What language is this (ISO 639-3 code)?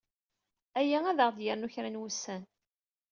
kab